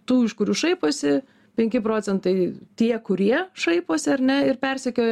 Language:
Lithuanian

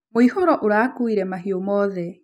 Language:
Kikuyu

